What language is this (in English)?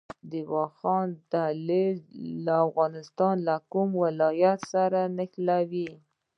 Pashto